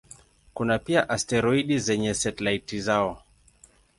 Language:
Swahili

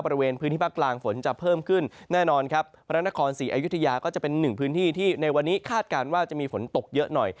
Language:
Thai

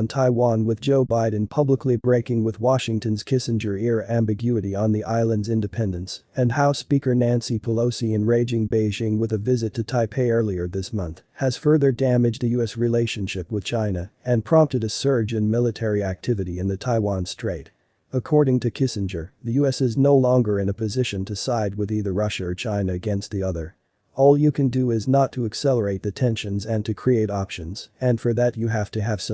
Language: English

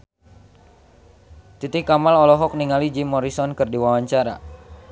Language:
Sundanese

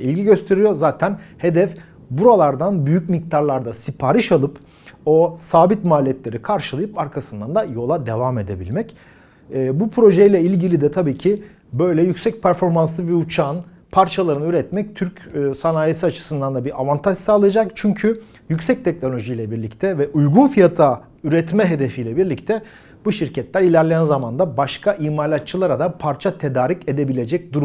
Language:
Turkish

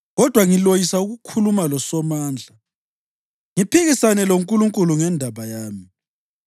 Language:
North Ndebele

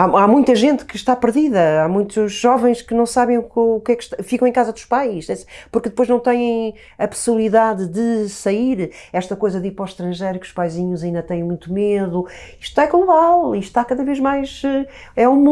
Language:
Portuguese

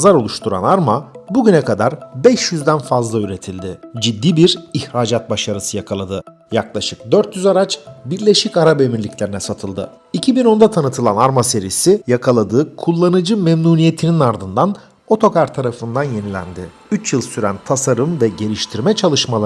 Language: Turkish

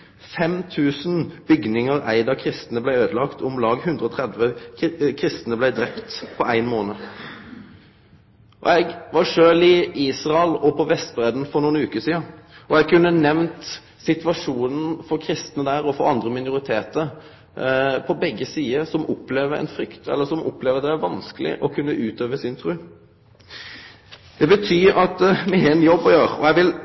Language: Norwegian Nynorsk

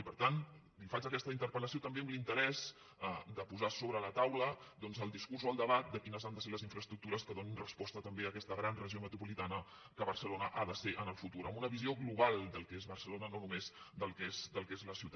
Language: Catalan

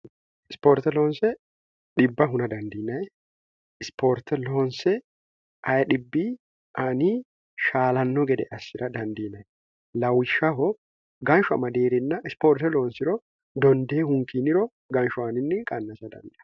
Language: Sidamo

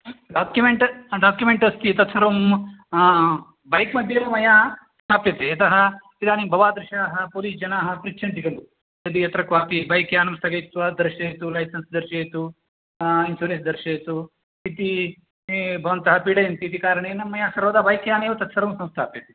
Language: Sanskrit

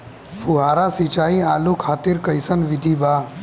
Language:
Bhojpuri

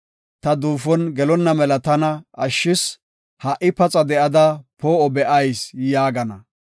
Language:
Gofa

